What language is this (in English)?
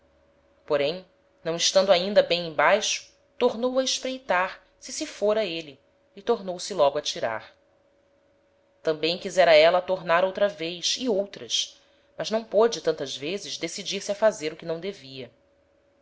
Portuguese